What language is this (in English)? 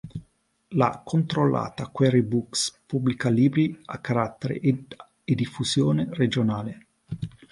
Italian